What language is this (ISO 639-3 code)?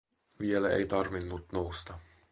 fin